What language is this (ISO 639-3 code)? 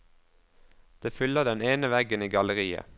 nor